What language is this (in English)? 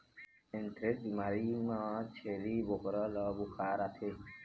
Chhattisgarhi